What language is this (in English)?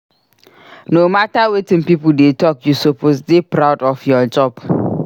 Nigerian Pidgin